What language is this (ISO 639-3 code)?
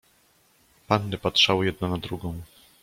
pol